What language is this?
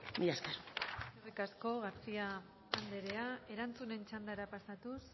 Basque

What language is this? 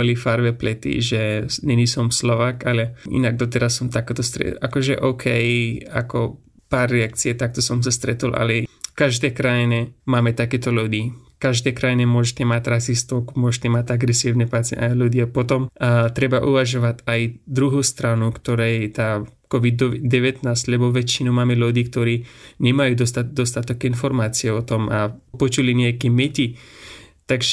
Slovak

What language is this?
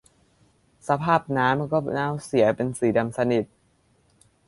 Thai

